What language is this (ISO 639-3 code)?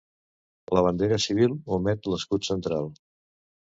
cat